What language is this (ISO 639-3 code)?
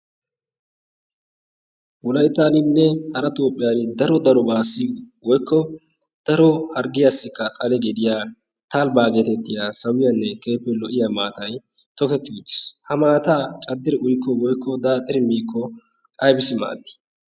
wal